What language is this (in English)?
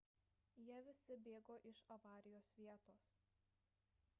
Lithuanian